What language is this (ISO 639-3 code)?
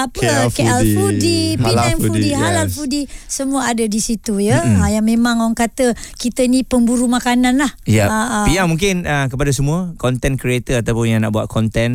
msa